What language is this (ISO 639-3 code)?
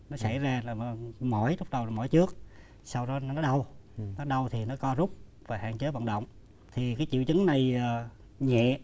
vie